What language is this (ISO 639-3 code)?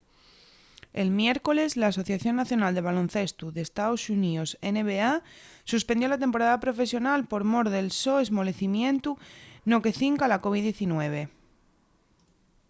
ast